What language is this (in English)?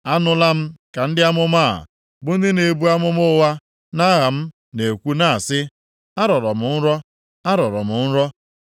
Igbo